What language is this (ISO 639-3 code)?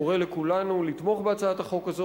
heb